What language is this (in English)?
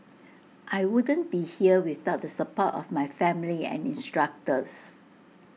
English